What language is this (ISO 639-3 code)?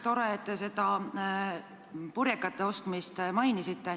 est